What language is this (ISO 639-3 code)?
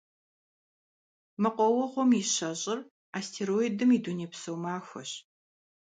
kbd